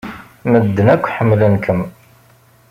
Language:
Kabyle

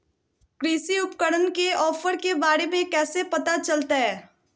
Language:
Magahi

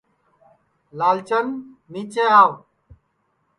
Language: Sansi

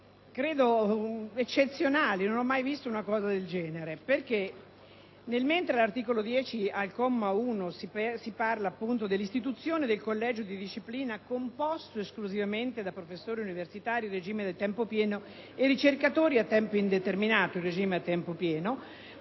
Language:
Italian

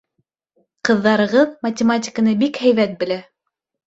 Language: Bashkir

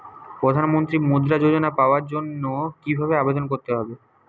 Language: Bangla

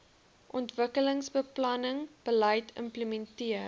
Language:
Afrikaans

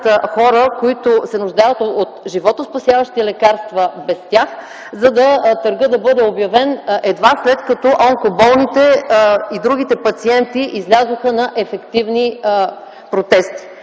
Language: Bulgarian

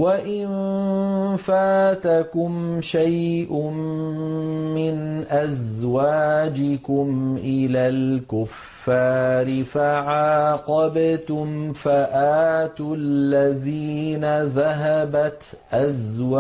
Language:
Arabic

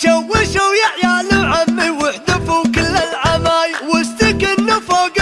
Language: Arabic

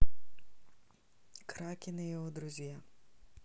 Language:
Russian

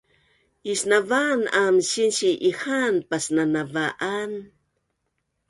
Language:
Bunun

